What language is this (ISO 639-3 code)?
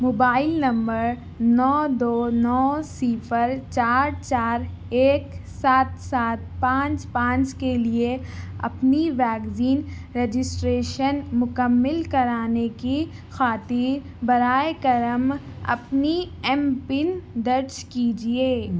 urd